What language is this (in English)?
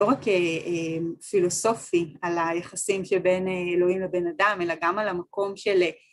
Hebrew